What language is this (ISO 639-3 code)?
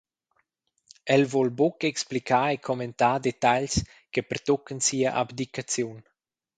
roh